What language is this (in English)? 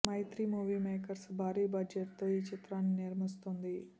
Telugu